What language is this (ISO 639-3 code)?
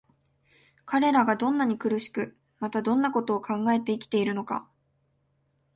jpn